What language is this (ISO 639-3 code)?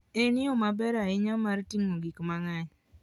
luo